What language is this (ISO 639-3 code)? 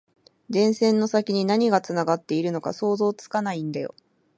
jpn